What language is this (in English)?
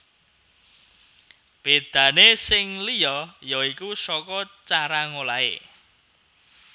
Javanese